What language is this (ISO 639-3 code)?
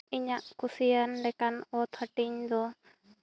sat